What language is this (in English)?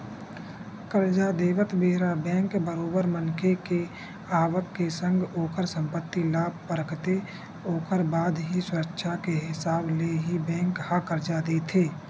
Chhattisgarhi